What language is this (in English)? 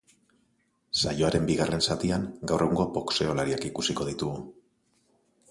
Basque